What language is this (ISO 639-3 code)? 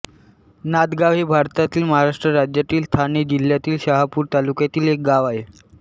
mar